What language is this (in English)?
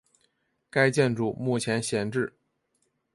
Chinese